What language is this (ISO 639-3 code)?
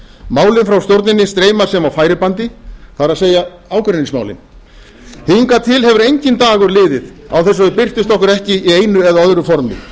isl